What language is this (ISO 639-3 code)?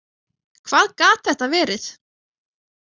isl